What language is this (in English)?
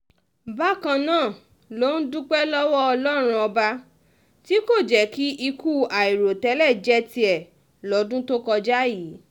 Yoruba